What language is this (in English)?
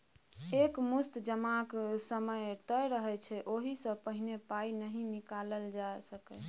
Maithili